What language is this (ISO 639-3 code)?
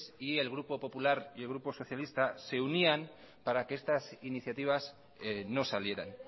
spa